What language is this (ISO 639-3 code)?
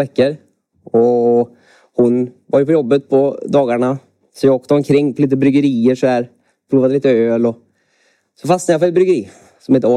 swe